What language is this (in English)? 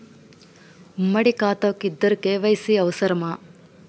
Telugu